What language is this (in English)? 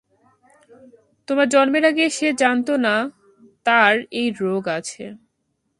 Bangla